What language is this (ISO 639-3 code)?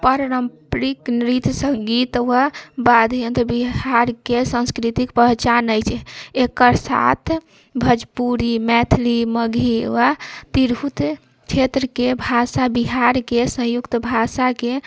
mai